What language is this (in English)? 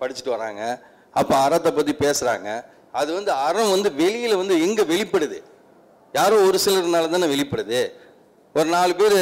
Tamil